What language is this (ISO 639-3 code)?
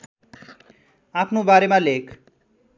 nep